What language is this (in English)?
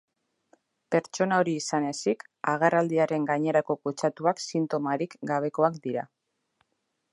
Basque